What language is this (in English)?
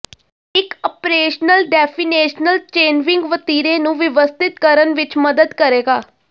Punjabi